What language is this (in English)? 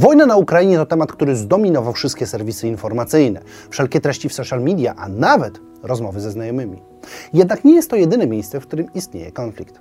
Polish